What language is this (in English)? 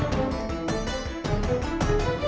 Indonesian